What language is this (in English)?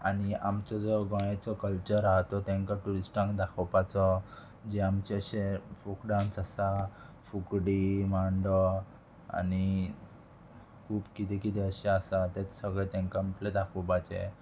Konkani